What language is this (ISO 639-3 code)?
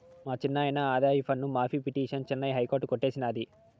tel